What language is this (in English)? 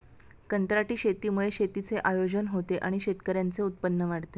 Marathi